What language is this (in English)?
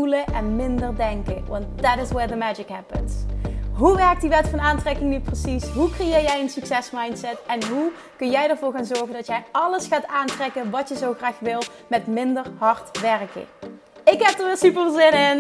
Dutch